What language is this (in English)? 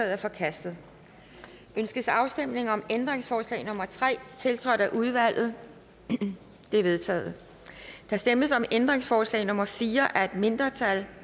Danish